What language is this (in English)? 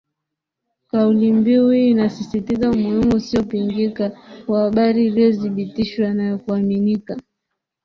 Swahili